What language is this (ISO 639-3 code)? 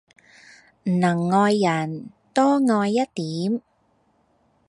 yue